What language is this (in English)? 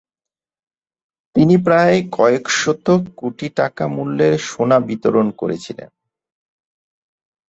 Bangla